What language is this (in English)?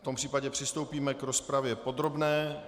Czech